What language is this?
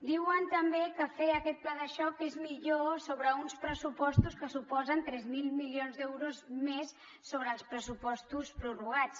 Catalan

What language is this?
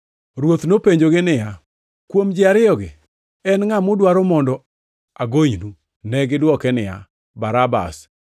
Luo (Kenya and Tanzania)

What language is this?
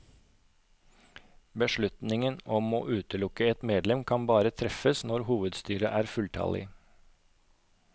Norwegian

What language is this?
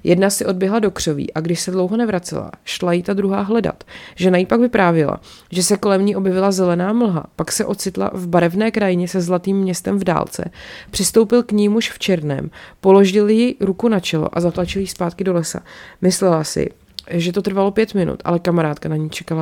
Czech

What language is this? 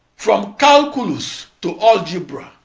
English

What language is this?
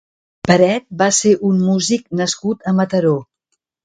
Catalan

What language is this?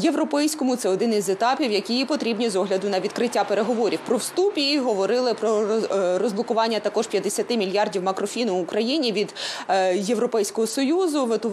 Ukrainian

